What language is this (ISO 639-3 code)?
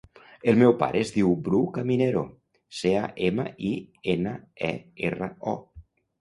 cat